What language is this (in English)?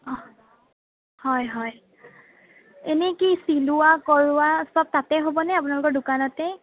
Assamese